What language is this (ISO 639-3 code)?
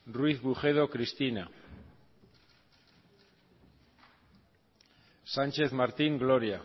eus